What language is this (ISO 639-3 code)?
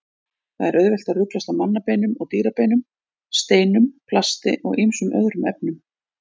isl